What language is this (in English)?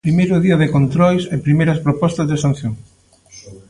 Galician